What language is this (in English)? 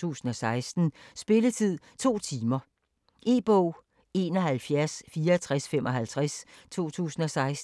Danish